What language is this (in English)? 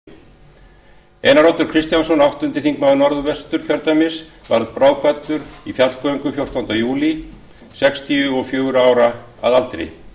Icelandic